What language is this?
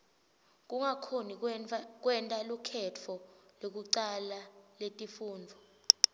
Swati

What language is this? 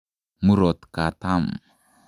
Kalenjin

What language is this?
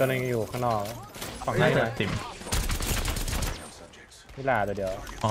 Thai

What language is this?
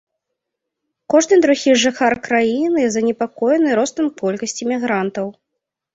Belarusian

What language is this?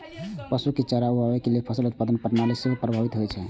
Maithili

